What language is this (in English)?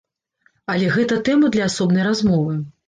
Belarusian